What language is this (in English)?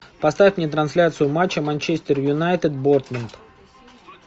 Russian